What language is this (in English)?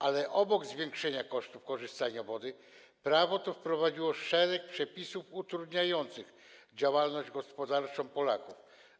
Polish